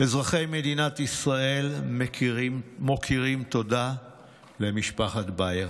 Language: Hebrew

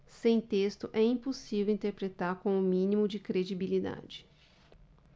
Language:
Portuguese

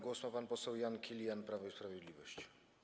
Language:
Polish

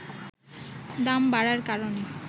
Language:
Bangla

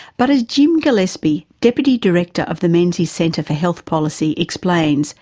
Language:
English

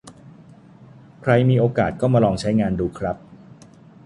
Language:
Thai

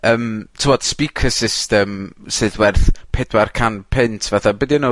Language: Welsh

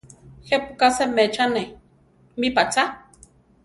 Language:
Central Tarahumara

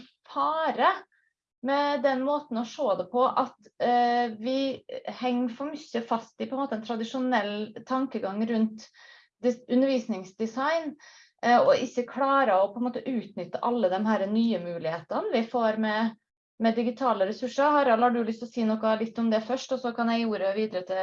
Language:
Norwegian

